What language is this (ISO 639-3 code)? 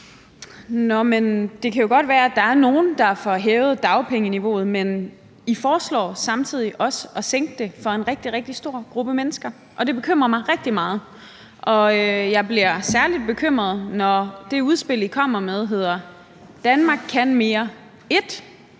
dan